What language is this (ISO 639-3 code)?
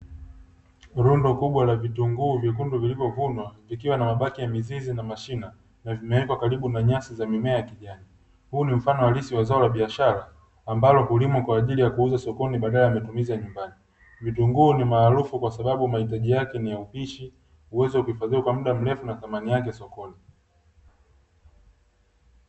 swa